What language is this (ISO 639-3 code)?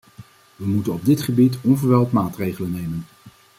nld